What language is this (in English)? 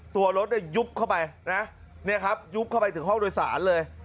Thai